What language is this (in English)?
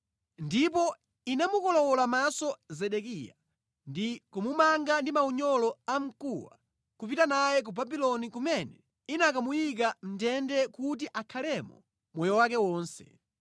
Nyanja